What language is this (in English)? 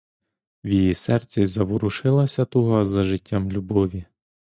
Ukrainian